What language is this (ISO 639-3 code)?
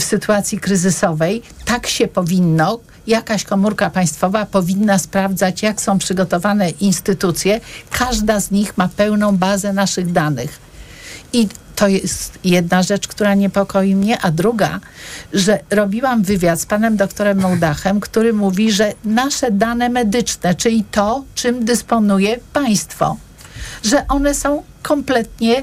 pol